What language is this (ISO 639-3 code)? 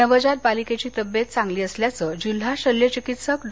mar